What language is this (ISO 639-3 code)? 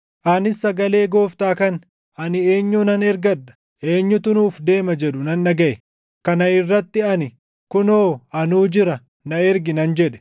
orm